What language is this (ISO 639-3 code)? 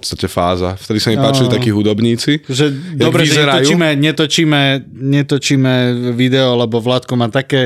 slk